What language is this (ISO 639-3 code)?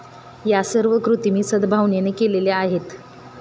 mar